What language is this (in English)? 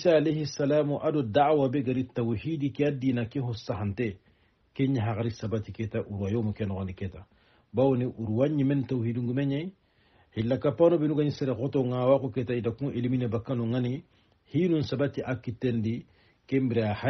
Arabic